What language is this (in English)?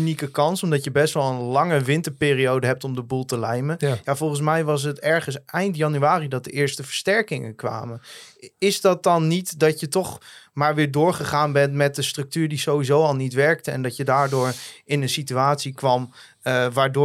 Dutch